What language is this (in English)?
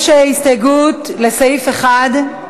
Hebrew